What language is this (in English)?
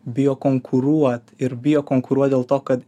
Lithuanian